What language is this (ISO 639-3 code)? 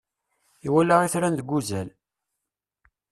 kab